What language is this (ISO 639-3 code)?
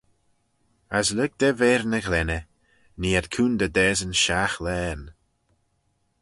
glv